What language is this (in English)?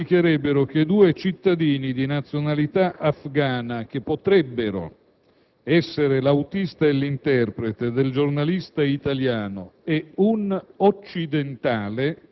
Italian